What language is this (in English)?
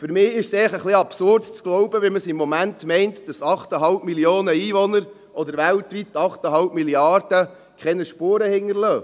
Swiss German